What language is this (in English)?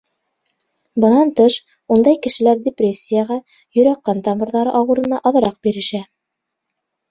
Bashkir